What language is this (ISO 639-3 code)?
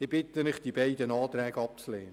gsw